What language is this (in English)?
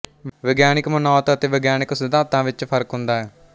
Punjabi